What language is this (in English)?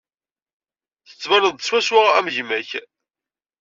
Kabyle